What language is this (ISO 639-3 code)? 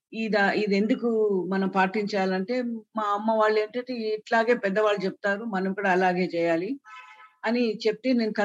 tel